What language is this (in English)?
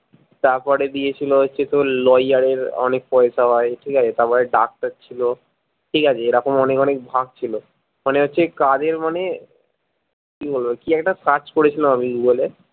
Bangla